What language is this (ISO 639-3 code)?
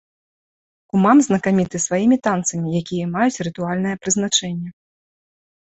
bel